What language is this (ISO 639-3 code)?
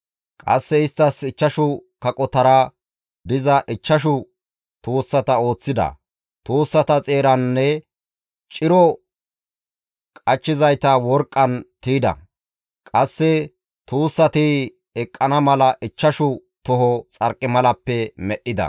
gmv